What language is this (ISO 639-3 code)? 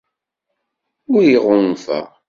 kab